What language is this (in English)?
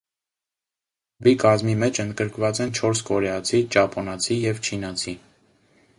Armenian